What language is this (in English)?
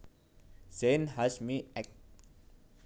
Javanese